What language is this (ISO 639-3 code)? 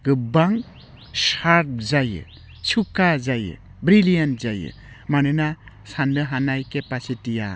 brx